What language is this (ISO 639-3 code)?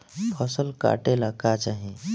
bho